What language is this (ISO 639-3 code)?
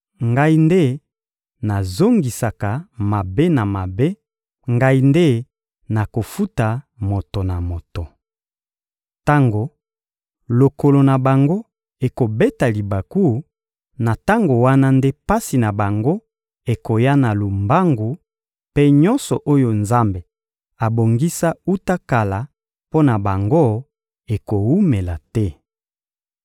lin